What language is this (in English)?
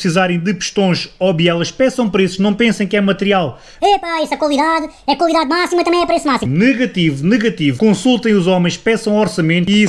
Portuguese